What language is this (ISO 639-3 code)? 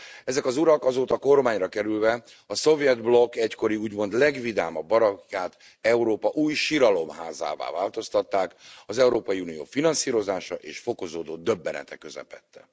hun